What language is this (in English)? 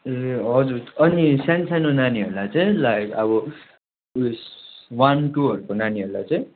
Nepali